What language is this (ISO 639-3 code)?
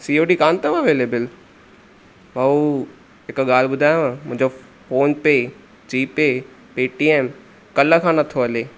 snd